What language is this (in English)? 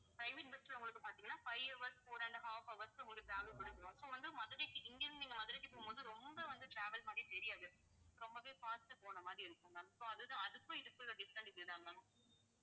Tamil